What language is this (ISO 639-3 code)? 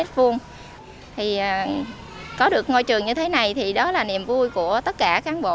vie